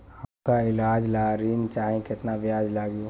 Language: Bhojpuri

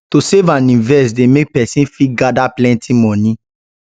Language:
Nigerian Pidgin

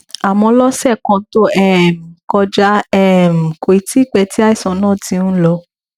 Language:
Yoruba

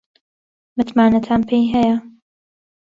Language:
Central Kurdish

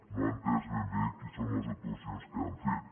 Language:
Catalan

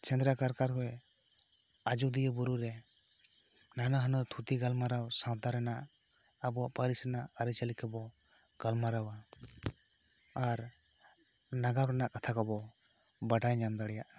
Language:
Santali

